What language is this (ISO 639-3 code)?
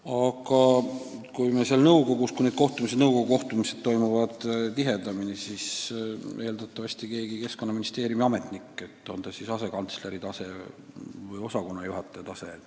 est